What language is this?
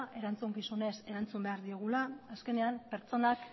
Basque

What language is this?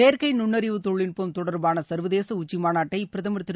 Tamil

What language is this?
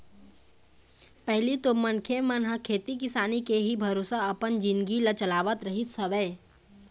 Chhattisgarhi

